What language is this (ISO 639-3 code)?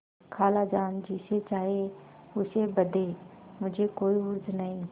hin